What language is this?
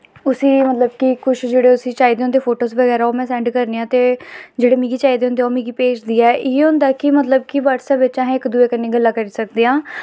Dogri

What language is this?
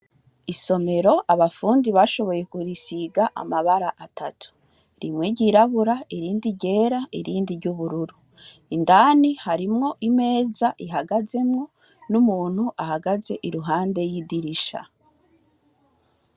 Rundi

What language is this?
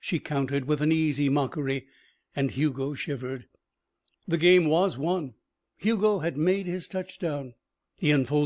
English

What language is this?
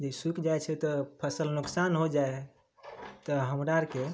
Maithili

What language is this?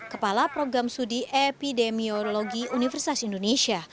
Indonesian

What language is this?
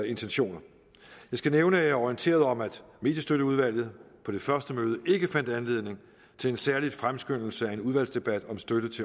Danish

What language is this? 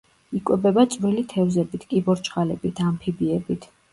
Georgian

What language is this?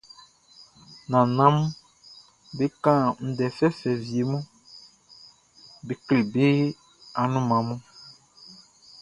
Baoulé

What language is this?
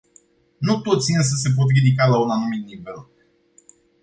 Romanian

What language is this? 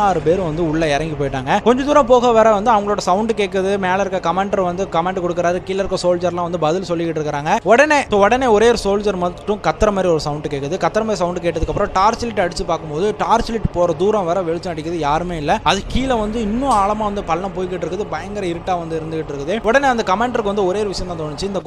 Tamil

